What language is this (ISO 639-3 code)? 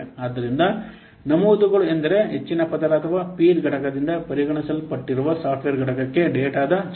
kan